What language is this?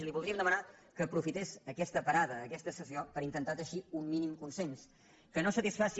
Catalan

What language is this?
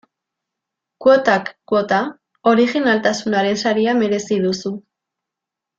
Basque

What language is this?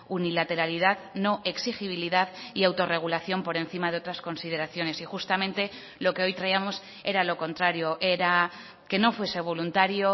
Spanish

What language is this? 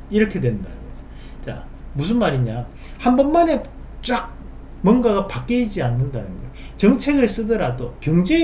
Korean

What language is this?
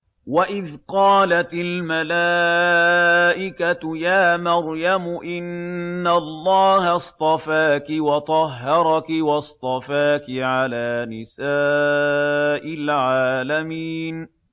Arabic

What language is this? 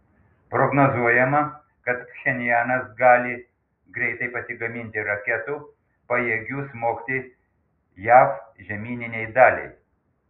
Lithuanian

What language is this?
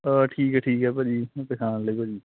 Punjabi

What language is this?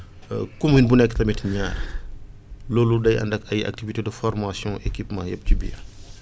Wolof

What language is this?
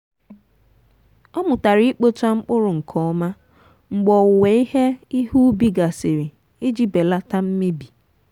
Igbo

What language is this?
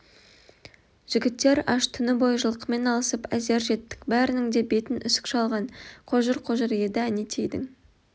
Kazakh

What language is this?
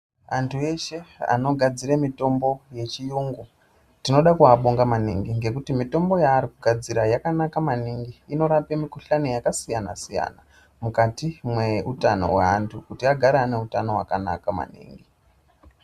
Ndau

